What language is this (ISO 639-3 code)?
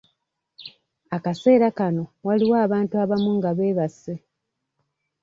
lug